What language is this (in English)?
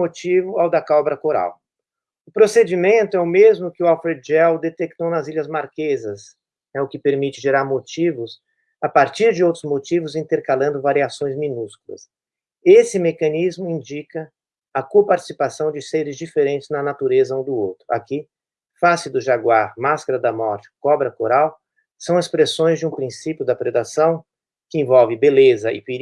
Portuguese